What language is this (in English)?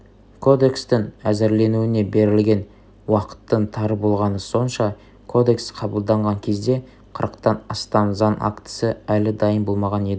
Kazakh